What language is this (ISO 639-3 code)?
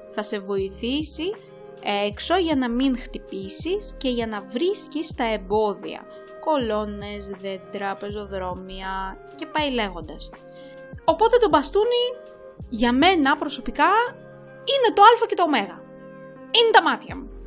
ell